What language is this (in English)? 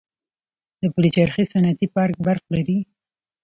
Pashto